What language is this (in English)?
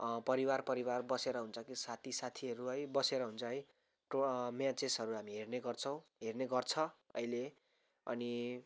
Nepali